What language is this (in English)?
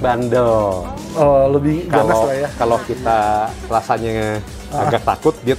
Indonesian